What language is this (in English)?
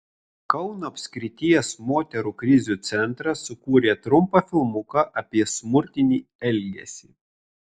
Lithuanian